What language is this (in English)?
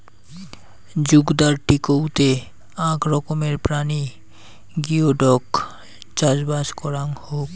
Bangla